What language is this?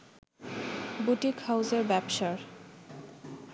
Bangla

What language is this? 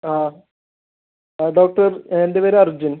Malayalam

